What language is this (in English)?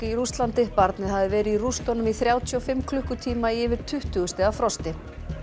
Icelandic